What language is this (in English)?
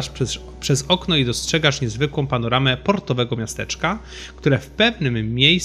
Polish